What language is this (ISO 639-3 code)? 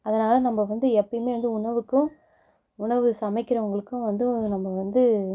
tam